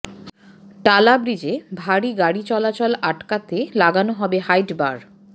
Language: Bangla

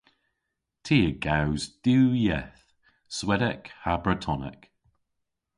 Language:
Cornish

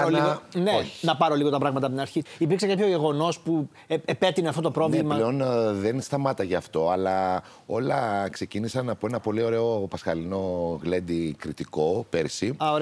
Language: Greek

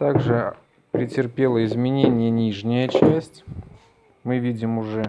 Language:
Russian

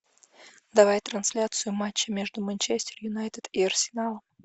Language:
Russian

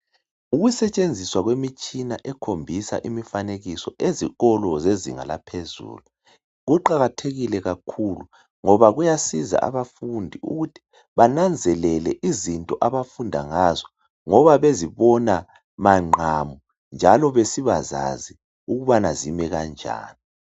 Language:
North Ndebele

